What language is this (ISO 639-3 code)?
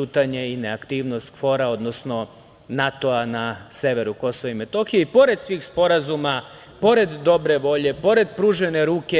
srp